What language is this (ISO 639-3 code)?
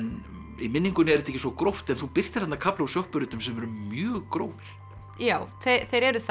isl